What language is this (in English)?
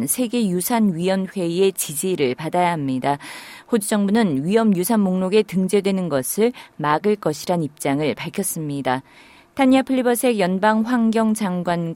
Korean